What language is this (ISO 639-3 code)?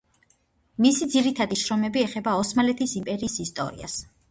kat